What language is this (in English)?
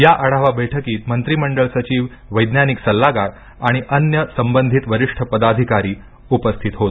Marathi